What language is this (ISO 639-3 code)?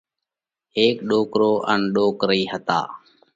kvx